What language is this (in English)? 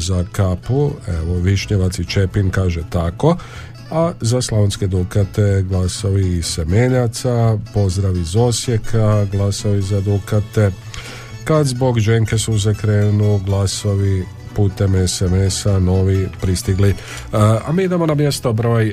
Croatian